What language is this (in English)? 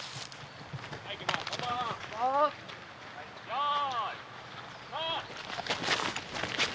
Japanese